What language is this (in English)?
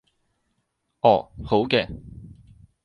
Cantonese